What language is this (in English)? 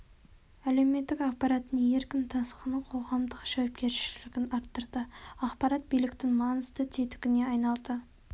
Kazakh